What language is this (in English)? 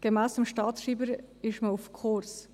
Swiss German